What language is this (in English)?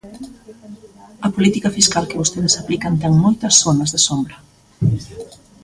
Galician